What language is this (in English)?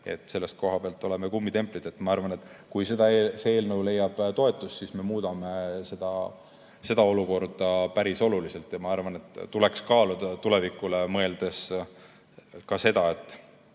Estonian